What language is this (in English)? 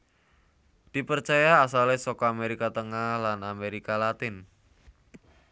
Javanese